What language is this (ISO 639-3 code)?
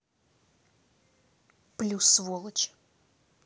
rus